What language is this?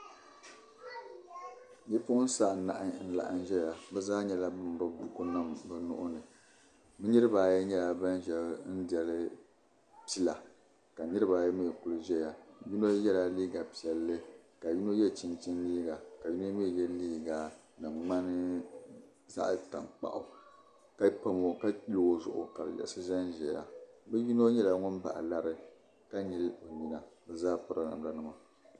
Dagbani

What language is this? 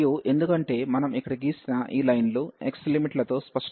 Telugu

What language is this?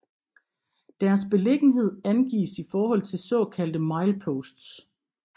Danish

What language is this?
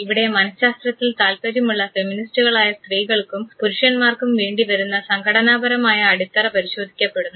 Malayalam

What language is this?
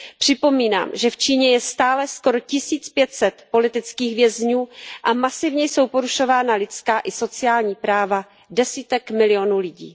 Czech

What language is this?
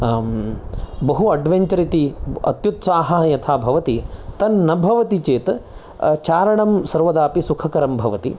Sanskrit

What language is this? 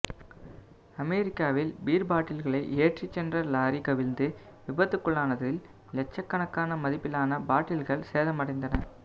Tamil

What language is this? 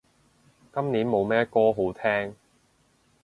Cantonese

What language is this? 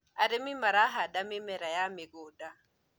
Kikuyu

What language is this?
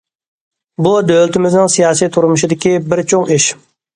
Uyghur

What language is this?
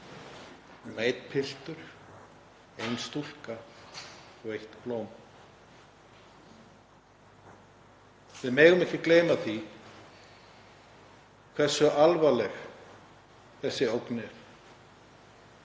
Icelandic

